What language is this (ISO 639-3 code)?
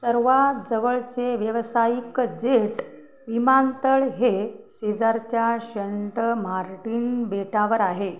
mar